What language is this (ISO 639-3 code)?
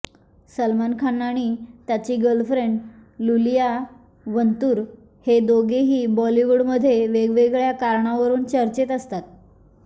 mar